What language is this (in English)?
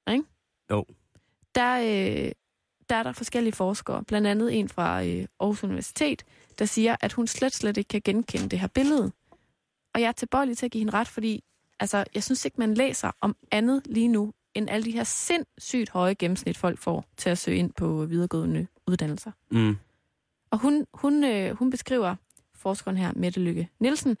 Danish